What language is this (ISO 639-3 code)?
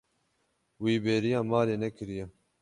kur